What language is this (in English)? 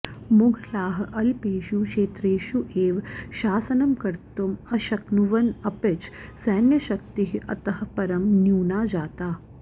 Sanskrit